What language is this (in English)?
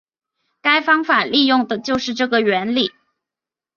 Chinese